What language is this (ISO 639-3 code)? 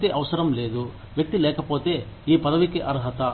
tel